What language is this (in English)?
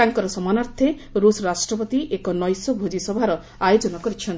Odia